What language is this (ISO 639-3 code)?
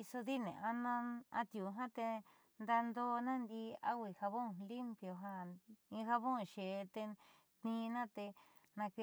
mxy